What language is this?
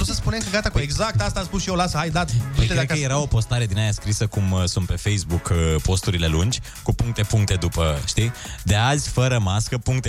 Romanian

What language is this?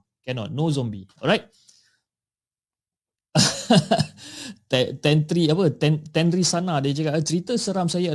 Malay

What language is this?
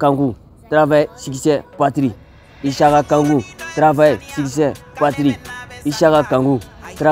Arabic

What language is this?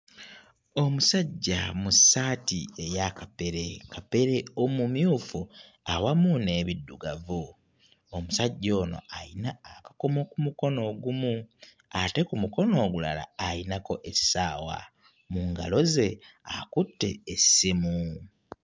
Ganda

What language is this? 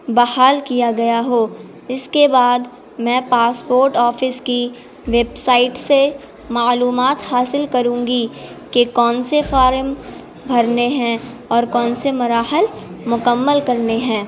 Urdu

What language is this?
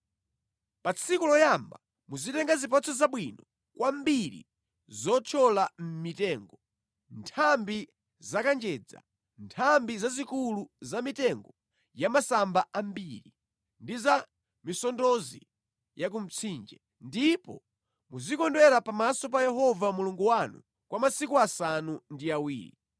Nyanja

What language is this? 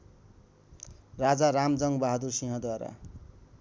Nepali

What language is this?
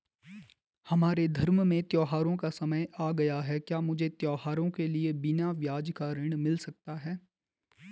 Hindi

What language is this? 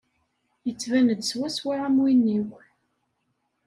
Kabyle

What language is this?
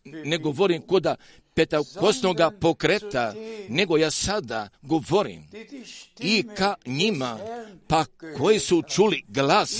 Croatian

